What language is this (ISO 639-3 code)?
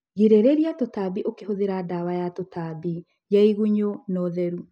kik